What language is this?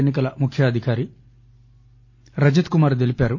Telugu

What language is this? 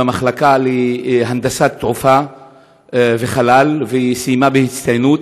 Hebrew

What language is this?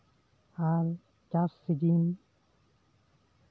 Santali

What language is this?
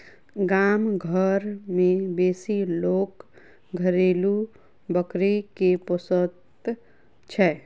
Maithili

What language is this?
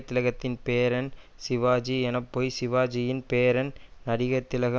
Tamil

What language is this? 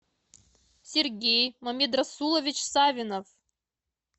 Russian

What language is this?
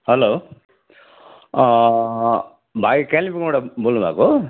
Nepali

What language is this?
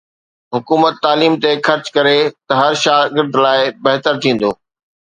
Sindhi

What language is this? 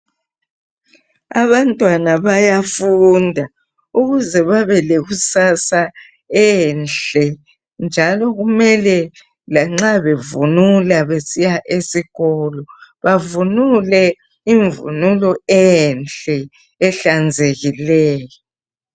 North Ndebele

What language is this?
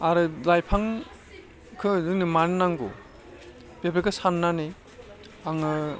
Bodo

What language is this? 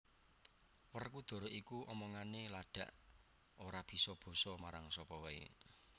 Javanese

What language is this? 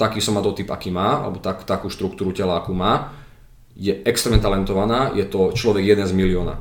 Slovak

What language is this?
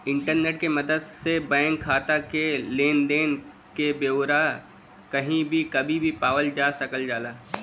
Bhojpuri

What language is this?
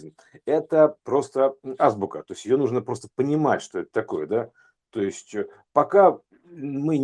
Russian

